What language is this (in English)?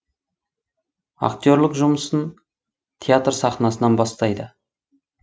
Kazakh